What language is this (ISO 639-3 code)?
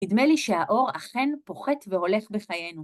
heb